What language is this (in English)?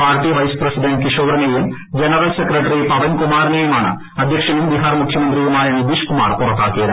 Malayalam